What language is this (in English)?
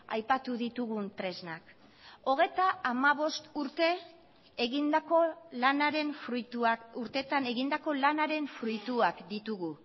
Basque